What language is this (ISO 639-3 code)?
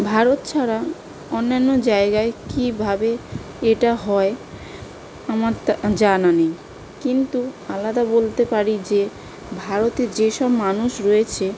ben